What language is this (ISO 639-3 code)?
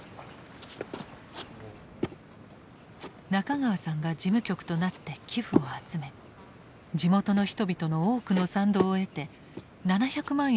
jpn